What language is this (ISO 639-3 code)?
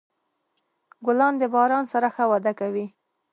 pus